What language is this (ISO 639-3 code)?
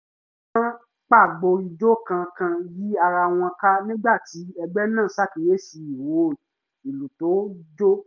yor